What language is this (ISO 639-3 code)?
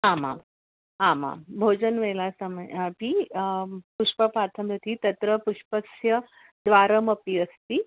san